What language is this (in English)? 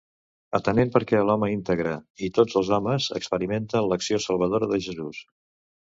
Catalan